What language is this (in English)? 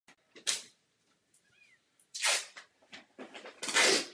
Czech